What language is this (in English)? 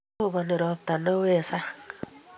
Kalenjin